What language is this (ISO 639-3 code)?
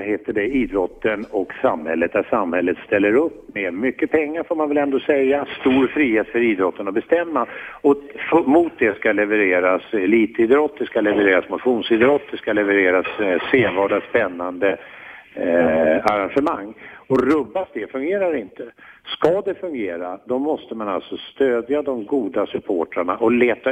swe